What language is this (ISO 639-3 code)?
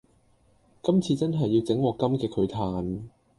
yue